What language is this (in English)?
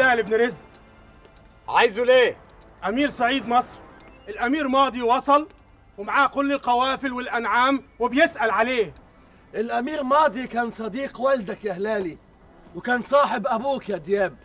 Arabic